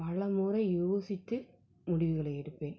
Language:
Tamil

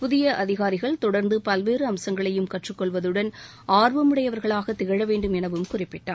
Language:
Tamil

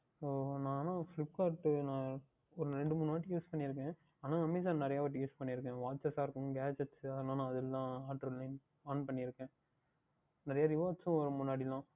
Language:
Tamil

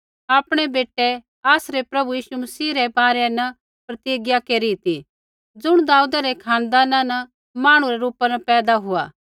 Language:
Kullu Pahari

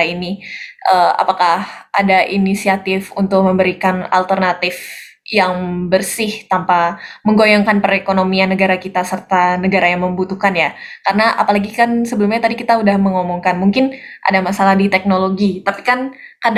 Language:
Indonesian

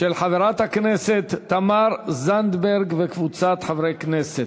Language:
Hebrew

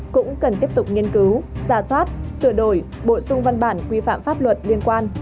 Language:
Vietnamese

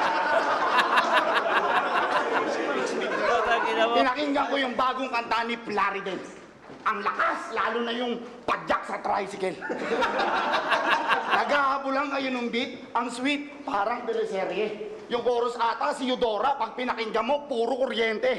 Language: Filipino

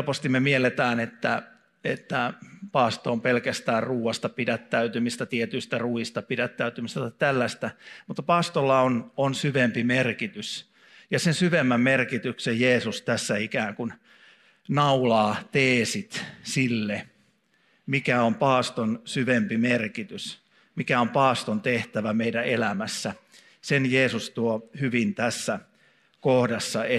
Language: Finnish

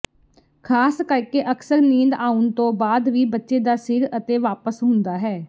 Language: Punjabi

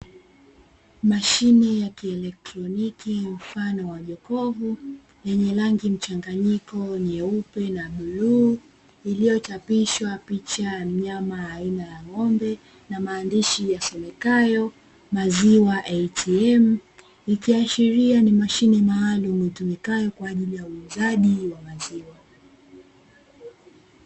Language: Swahili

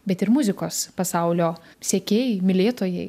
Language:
Lithuanian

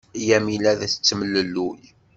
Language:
Kabyle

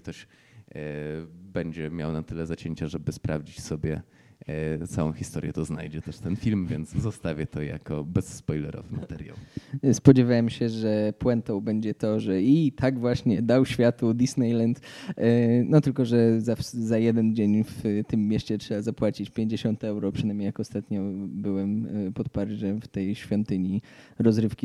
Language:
Polish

